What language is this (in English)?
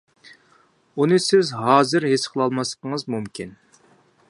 Uyghur